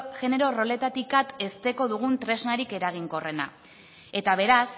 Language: Basque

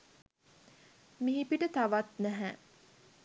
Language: Sinhala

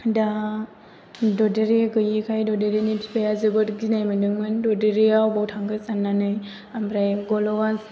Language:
Bodo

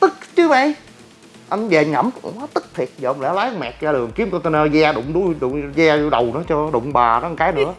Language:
Vietnamese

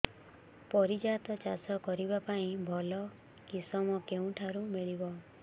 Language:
Odia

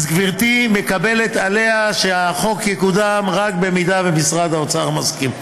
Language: Hebrew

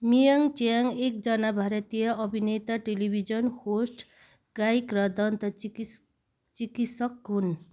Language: Nepali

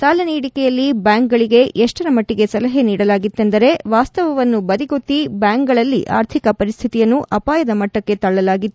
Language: Kannada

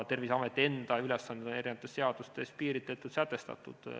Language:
Estonian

